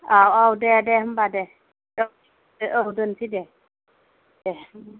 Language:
Bodo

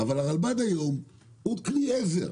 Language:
Hebrew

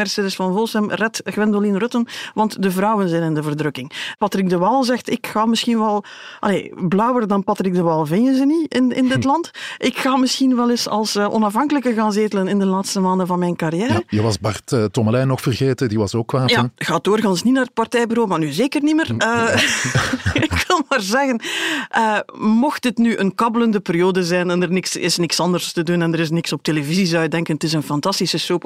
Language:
Dutch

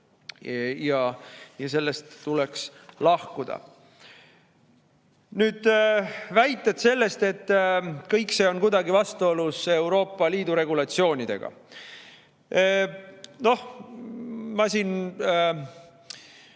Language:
Estonian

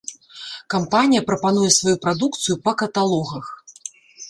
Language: Belarusian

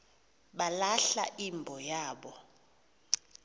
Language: Xhosa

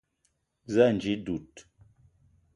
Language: Eton (Cameroon)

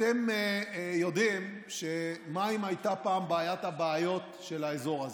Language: Hebrew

